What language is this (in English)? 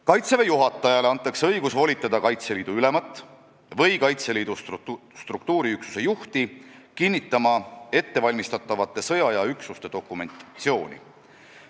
Estonian